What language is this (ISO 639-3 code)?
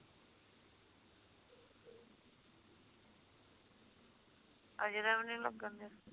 pan